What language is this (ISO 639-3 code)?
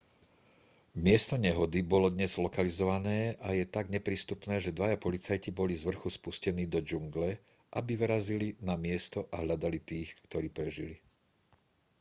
slk